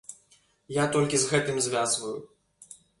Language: Belarusian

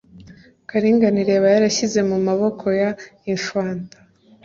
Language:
Kinyarwanda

